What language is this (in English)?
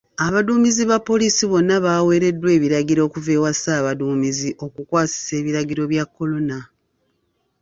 Ganda